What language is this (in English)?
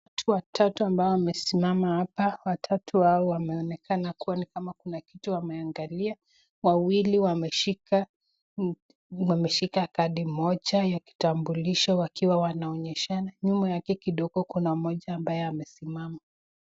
Swahili